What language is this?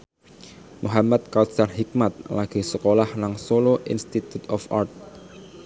Javanese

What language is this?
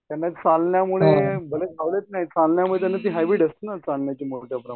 Marathi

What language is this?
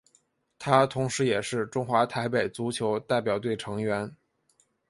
Chinese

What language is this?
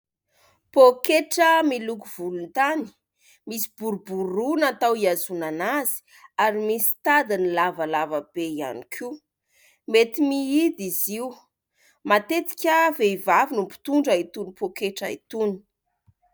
Malagasy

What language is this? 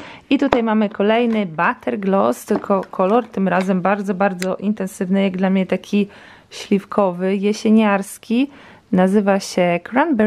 Polish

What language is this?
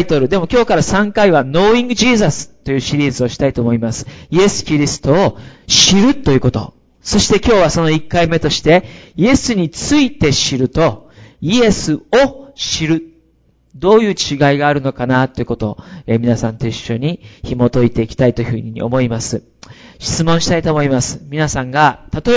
Japanese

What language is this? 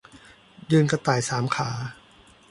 Thai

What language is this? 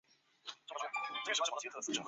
Chinese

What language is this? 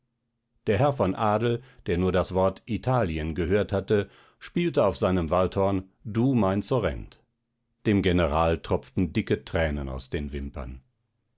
German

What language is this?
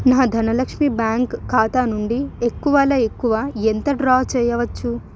Telugu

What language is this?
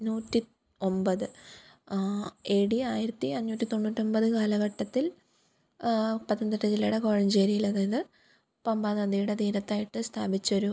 Malayalam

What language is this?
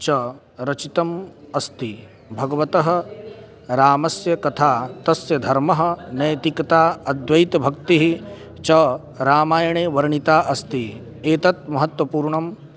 Sanskrit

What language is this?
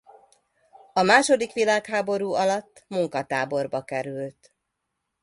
Hungarian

